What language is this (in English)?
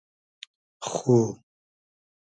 Hazaragi